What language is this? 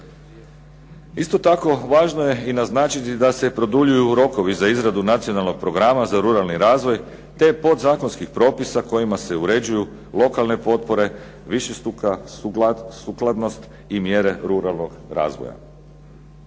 Croatian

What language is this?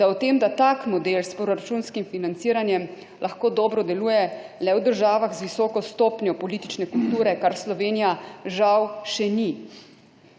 Slovenian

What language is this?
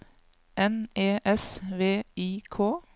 Norwegian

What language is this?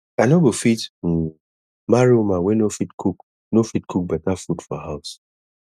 Nigerian Pidgin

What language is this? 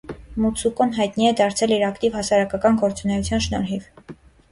Armenian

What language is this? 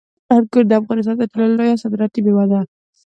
Pashto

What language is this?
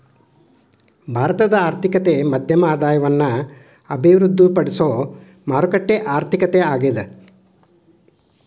Kannada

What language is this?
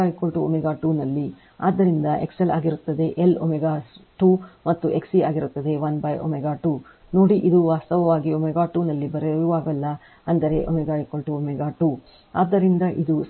Kannada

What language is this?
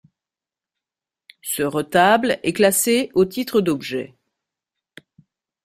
French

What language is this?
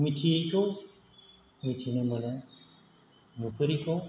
Bodo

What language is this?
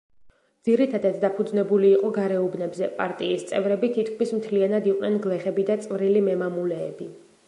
Georgian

